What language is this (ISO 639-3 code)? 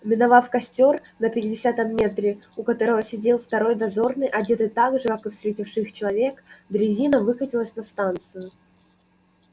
rus